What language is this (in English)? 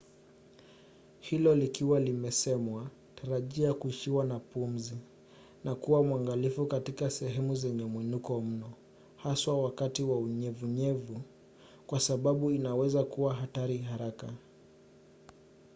Swahili